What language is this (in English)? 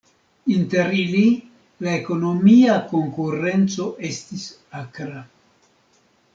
Esperanto